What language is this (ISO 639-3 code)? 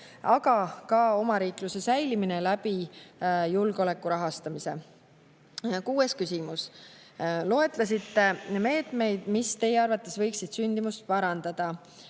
est